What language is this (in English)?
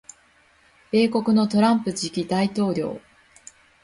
Japanese